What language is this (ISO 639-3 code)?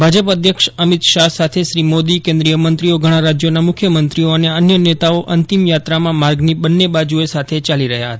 guj